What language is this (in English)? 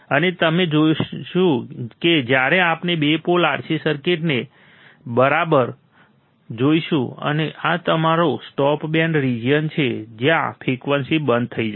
Gujarati